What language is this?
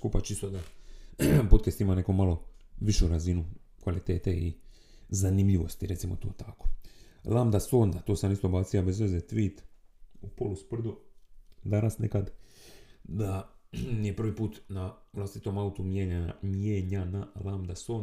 Croatian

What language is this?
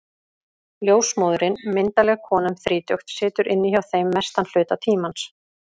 Icelandic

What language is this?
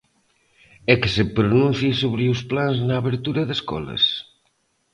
Galician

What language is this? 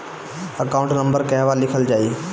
Bhojpuri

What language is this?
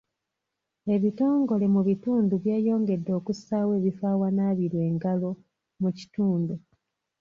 Ganda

